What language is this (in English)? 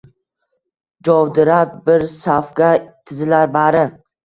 Uzbek